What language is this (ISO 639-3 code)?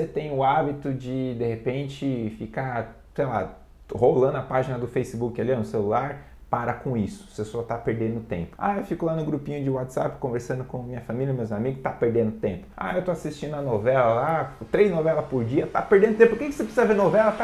por